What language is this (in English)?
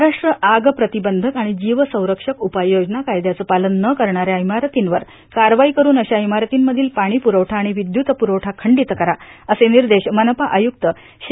Marathi